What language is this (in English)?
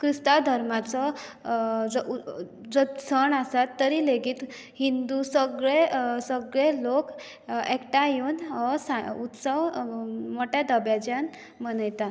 Konkani